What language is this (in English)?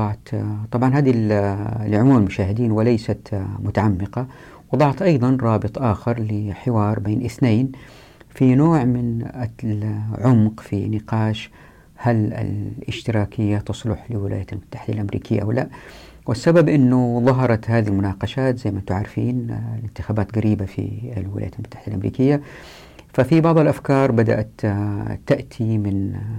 Arabic